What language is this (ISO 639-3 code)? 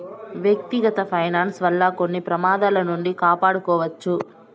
tel